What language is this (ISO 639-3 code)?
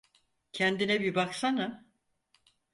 tur